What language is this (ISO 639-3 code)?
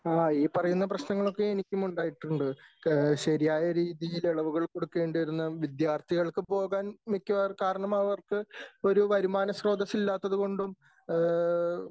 mal